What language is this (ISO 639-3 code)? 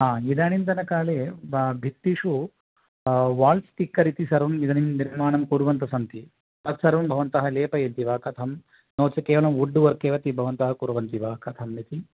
san